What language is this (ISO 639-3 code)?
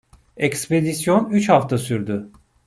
tur